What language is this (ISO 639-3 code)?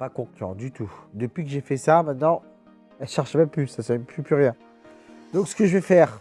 fra